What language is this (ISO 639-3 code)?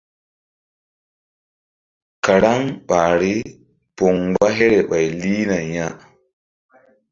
mdd